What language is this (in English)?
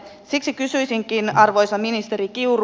Finnish